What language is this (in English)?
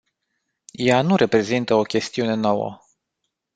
Romanian